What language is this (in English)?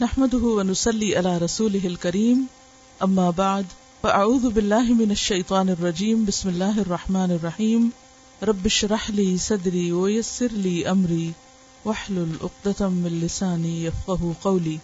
Urdu